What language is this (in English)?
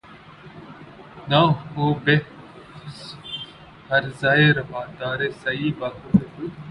Urdu